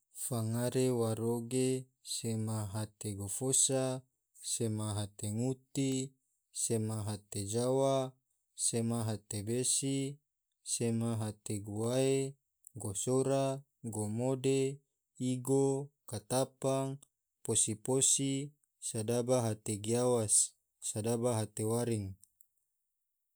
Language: Tidore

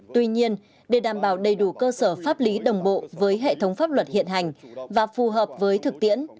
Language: Vietnamese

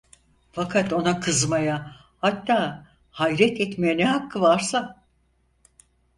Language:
Turkish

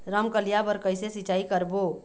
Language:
Chhattisgarhi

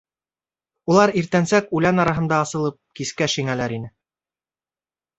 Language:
Bashkir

